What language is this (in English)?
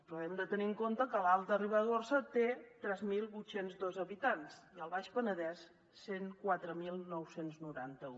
Catalan